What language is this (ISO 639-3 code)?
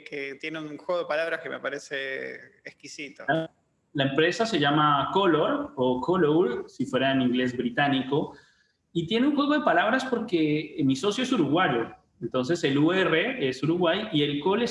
spa